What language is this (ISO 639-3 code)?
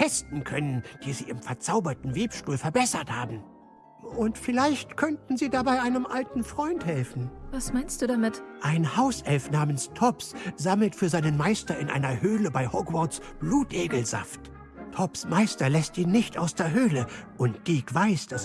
deu